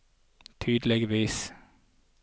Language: Norwegian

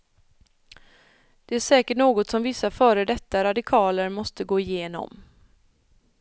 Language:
Swedish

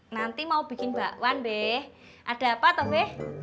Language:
Indonesian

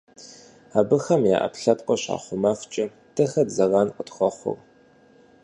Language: Kabardian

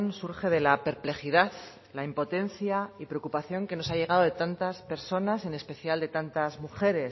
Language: Spanish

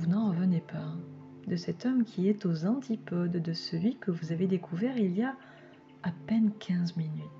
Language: French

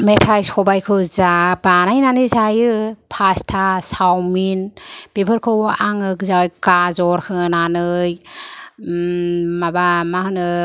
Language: Bodo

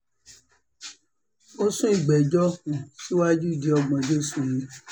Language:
Yoruba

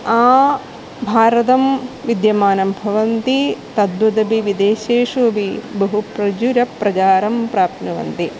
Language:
Sanskrit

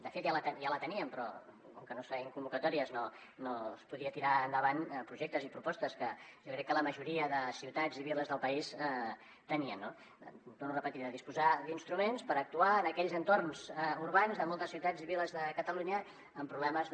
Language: Catalan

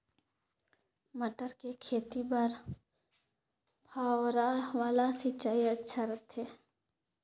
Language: Chhattisgarhi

